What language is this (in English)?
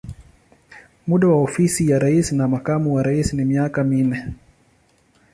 Swahili